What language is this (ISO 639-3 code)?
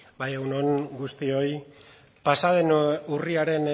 eus